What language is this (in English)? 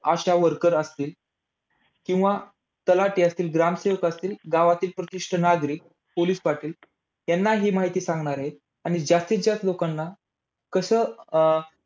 Marathi